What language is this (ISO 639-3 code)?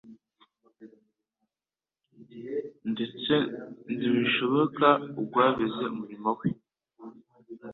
kin